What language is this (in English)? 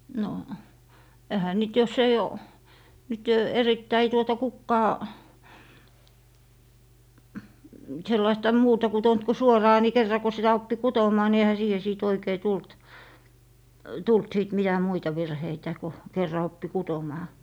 Finnish